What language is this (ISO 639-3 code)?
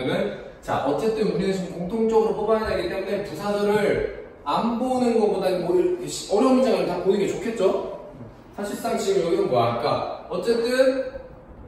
kor